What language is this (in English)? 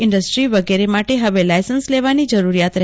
Gujarati